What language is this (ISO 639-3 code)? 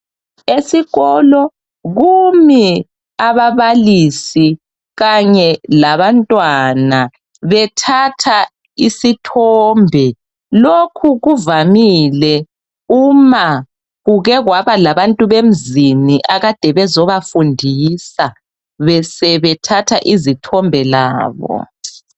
nde